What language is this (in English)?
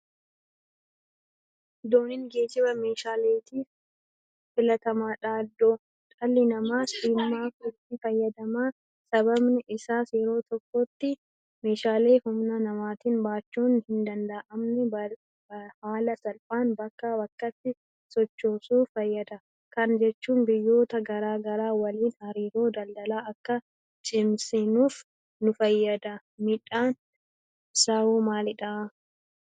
Oromo